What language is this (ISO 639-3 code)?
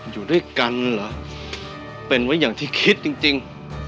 tha